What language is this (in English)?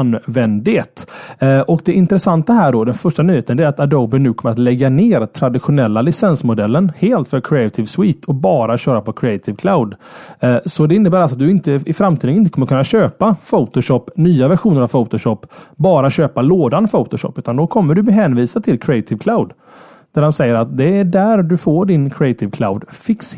Swedish